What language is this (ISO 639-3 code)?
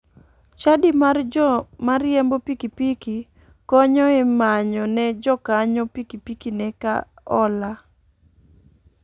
luo